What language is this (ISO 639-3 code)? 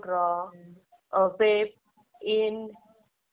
mar